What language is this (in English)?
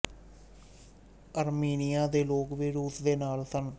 Punjabi